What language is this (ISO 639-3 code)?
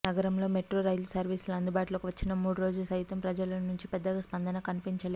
tel